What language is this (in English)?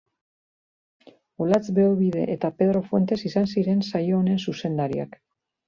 Basque